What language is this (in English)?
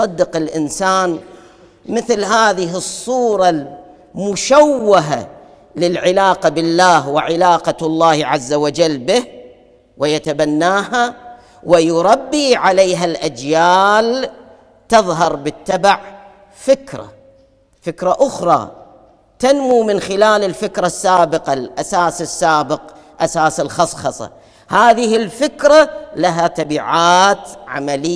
Arabic